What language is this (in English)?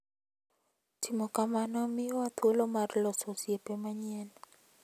Luo (Kenya and Tanzania)